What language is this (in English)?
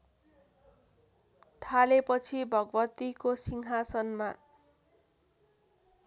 Nepali